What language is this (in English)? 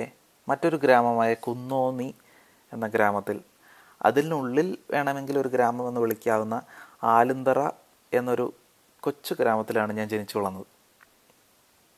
Malayalam